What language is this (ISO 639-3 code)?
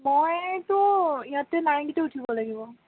asm